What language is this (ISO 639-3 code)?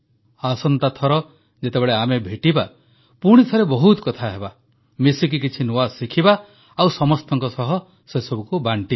ori